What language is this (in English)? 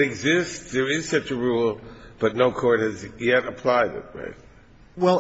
English